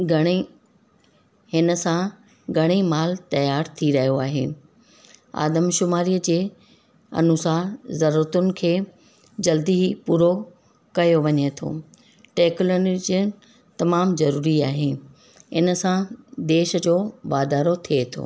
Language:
Sindhi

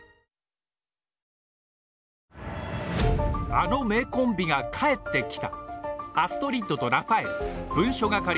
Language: Japanese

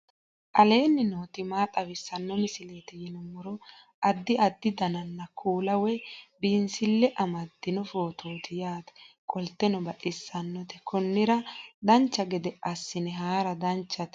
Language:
Sidamo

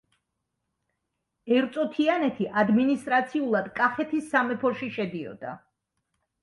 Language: Georgian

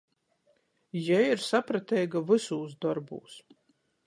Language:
Latgalian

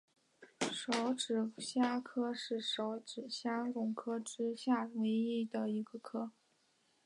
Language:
Chinese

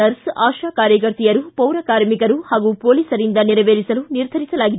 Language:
Kannada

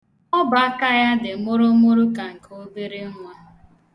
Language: Igbo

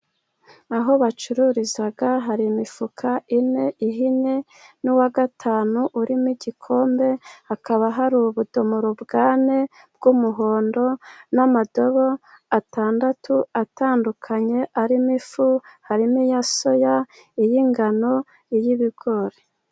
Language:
Kinyarwanda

